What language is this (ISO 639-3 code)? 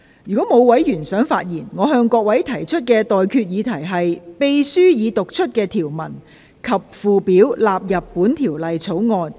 yue